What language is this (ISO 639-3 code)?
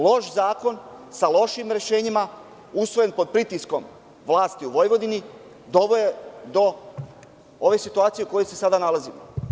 srp